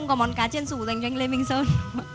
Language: Vietnamese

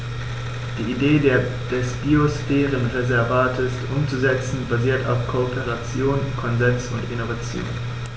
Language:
German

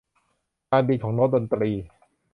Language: Thai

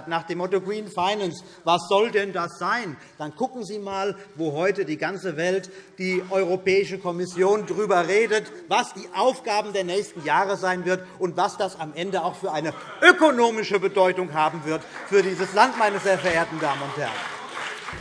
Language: German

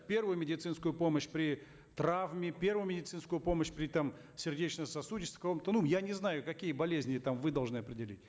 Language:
Kazakh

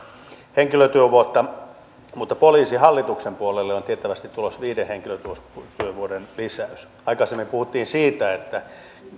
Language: Finnish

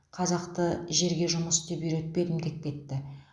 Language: Kazakh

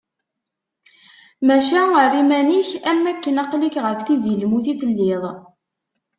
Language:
Kabyle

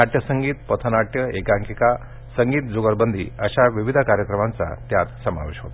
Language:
Marathi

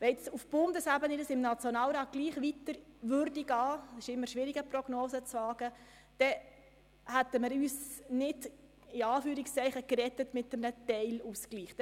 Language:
Swiss German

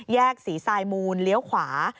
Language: Thai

